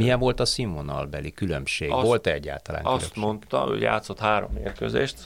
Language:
Hungarian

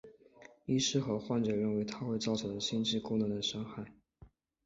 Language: Chinese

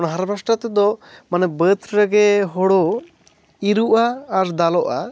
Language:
Santali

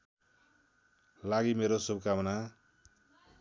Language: Nepali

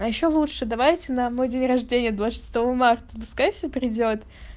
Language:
Russian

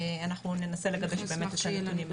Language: Hebrew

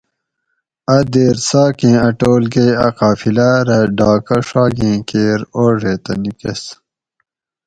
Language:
Gawri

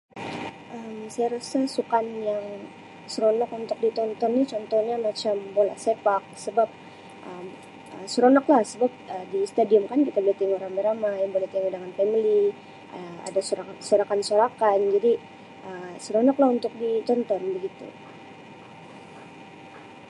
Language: Sabah Malay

